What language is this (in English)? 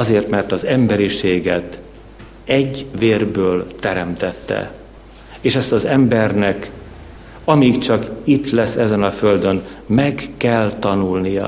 Hungarian